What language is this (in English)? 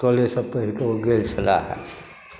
Maithili